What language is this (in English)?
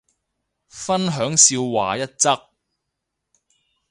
Cantonese